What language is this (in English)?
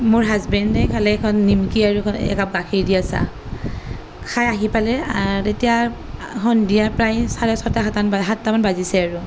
Assamese